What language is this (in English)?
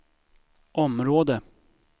Swedish